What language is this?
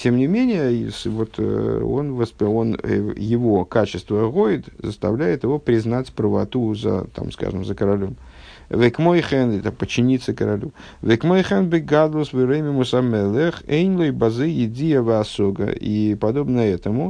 Russian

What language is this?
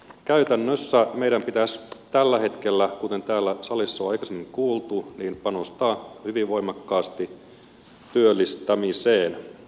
Finnish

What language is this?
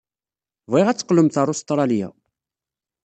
Kabyle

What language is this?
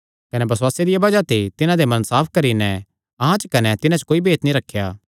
Kangri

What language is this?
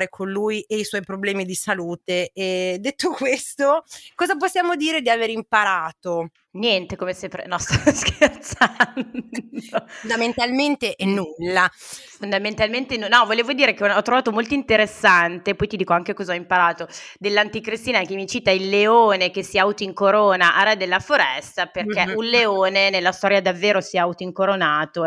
Italian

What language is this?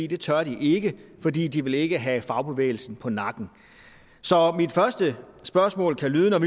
Danish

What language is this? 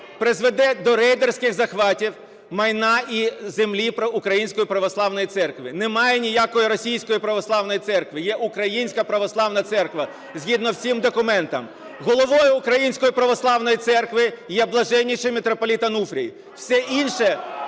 Ukrainian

